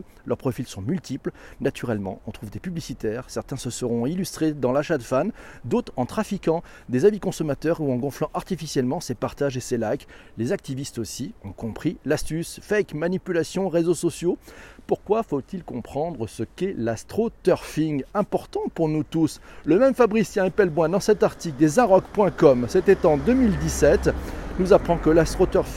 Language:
French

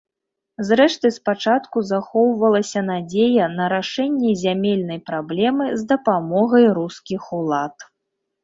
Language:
Belarusian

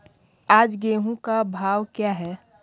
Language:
Hindi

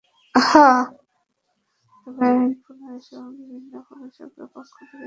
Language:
Bangla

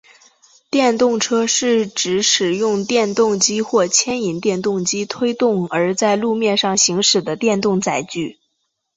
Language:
Chinese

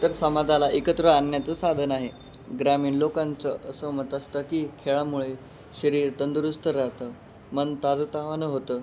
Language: Marathi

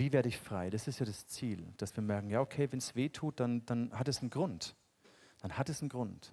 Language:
German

